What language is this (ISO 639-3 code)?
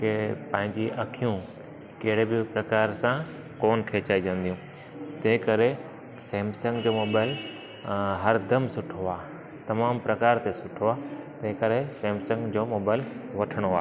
snd